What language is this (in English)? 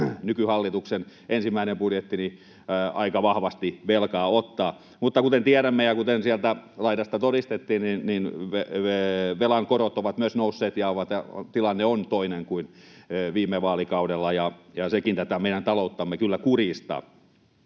Finnish